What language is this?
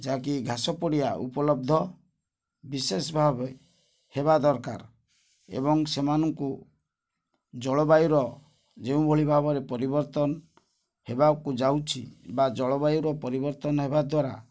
Odia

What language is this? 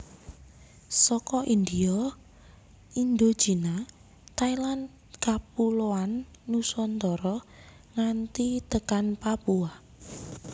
Javanese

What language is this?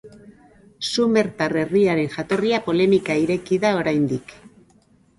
Basque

